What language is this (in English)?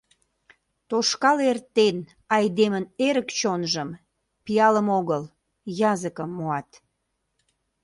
Mari